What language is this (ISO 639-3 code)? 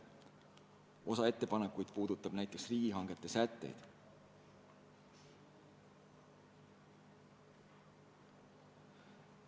est